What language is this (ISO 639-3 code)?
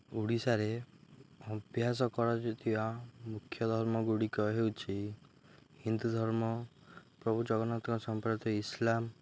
ori